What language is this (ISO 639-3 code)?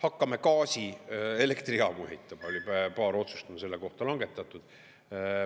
est